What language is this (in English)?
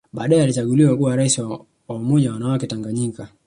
Swahili